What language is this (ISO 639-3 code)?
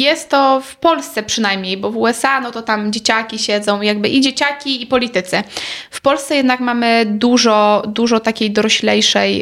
pol